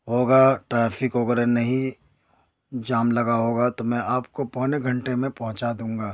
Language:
Urdu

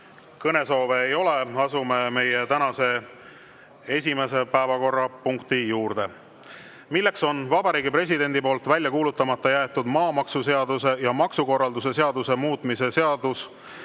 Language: Estonian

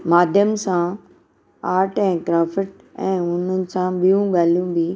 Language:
Sindhi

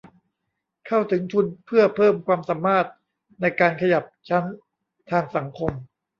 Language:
Thai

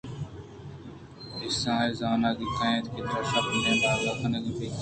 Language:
Eastern Balochi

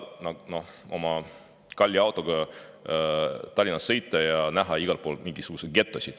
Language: Estonian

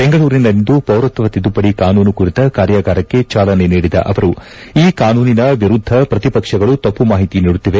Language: Kannada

